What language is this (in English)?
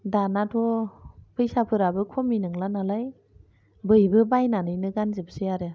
Bodo